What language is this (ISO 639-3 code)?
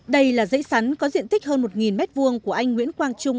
vie